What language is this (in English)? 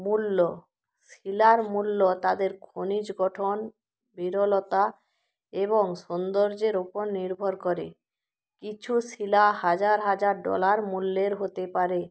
Bangla